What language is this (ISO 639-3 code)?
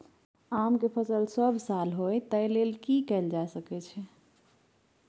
mai